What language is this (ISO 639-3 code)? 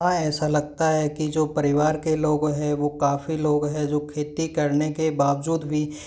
hin